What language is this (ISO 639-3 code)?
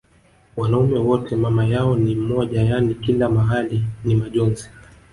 swa